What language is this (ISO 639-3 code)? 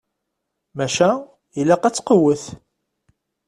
kab